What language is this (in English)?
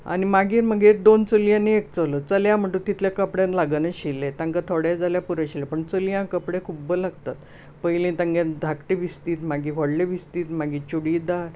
Konkani